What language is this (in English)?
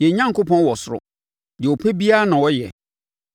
Akan